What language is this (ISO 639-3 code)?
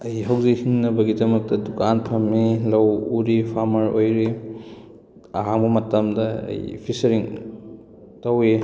mni